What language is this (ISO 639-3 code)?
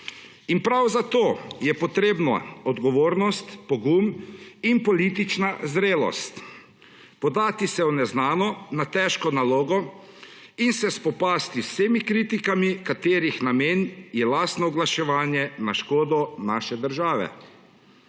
slv